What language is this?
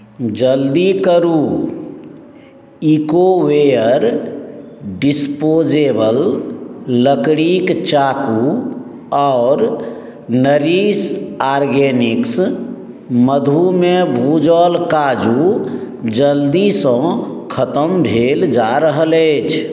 Maithili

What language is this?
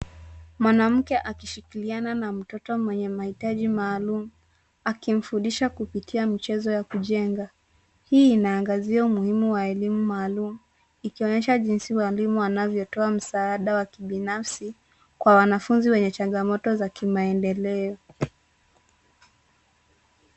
Swahili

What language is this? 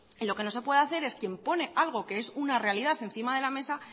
Spanish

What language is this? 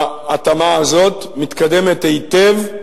Hebrew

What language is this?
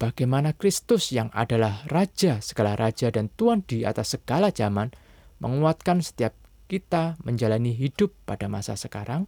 Indonesian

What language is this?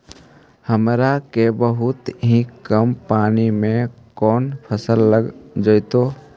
Magahi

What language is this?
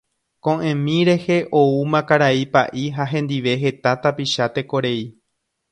Guarani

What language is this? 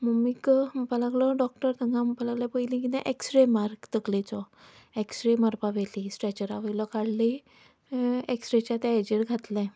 Konkani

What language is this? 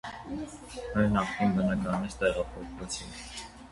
Armenian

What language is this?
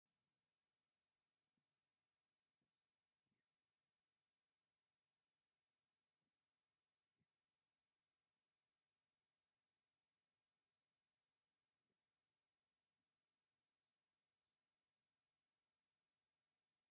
Tigrinya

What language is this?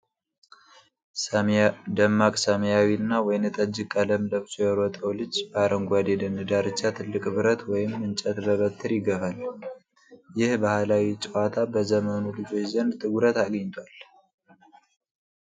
Amharic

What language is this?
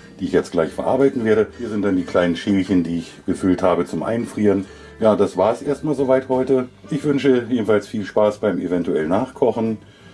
German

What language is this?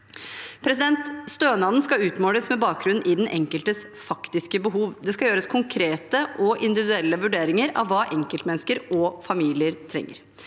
Norwegian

